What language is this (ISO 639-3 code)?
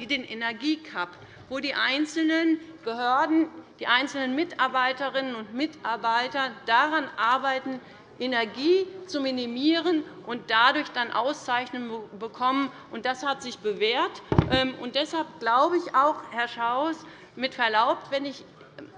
deu